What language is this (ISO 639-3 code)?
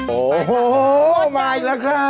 tha